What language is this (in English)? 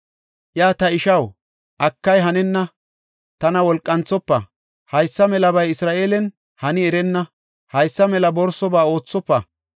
Gofa